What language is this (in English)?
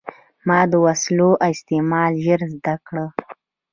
Pashto